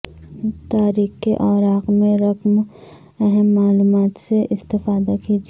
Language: Urdu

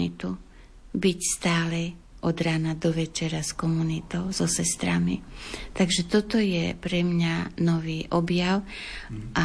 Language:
Slovak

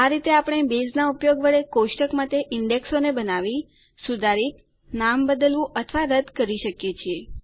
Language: Gujarati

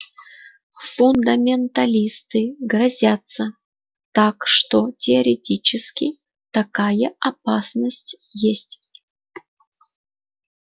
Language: Russian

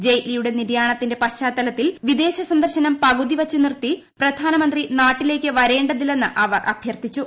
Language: Malayalam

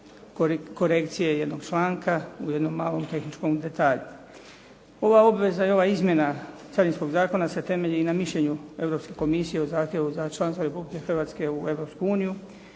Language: Croatian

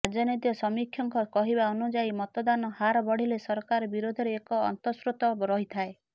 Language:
Odia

